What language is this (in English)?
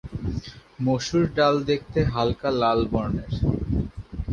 Bangla